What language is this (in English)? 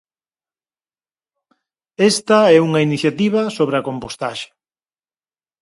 Galician